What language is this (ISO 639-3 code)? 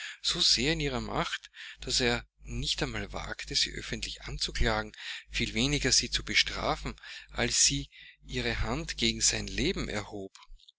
deu